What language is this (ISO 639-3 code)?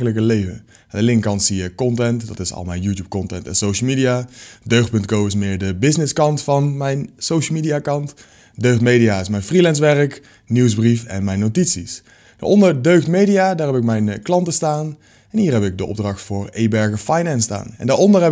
nld